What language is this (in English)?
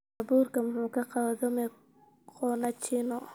Somali